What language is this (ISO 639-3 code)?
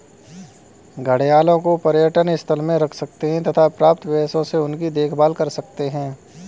hin